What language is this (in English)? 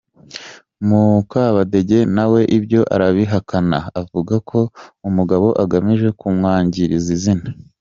Kinyarwanda